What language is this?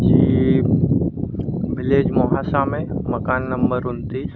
Hindi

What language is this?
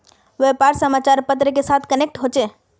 Magahi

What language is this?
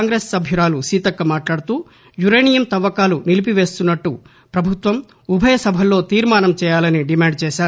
Telugu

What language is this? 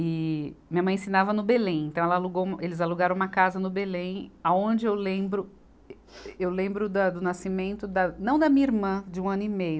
Portuguese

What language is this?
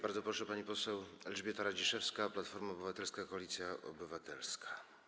Polish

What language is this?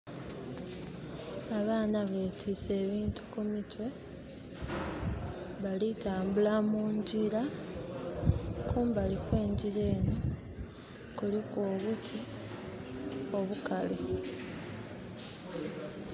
Soga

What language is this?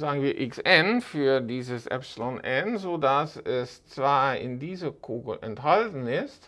German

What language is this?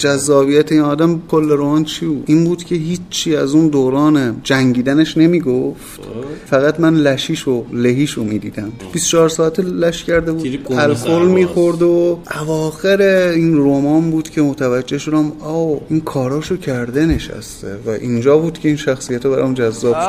Persian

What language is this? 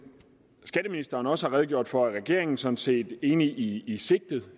Danish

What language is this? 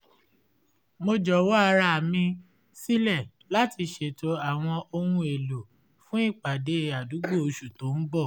Yoruba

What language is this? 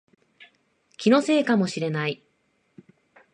Japanese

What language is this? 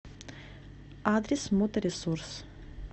Russian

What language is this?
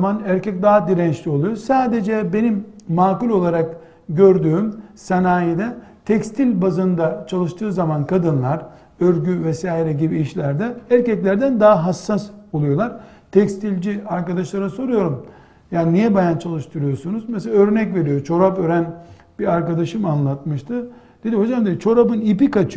Turkish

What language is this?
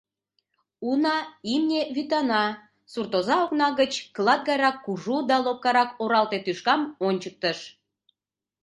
Mari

